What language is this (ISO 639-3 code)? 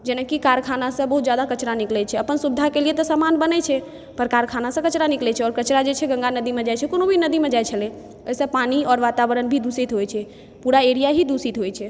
mai